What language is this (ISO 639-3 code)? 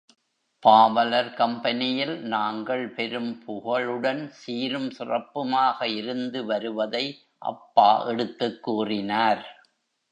tam